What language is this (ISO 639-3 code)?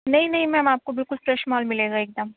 urd